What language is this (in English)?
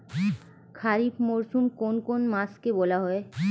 Bangla